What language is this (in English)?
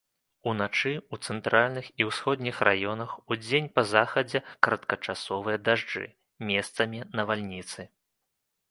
Belarusian